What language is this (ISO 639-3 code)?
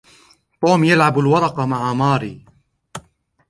ara